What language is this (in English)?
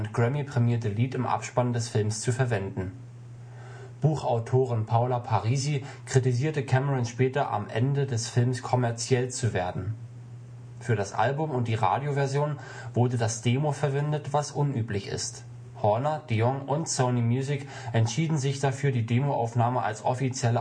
German